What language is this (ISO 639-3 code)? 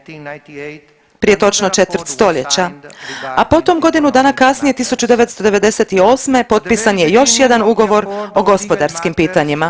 hrv